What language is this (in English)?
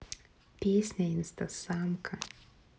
Russian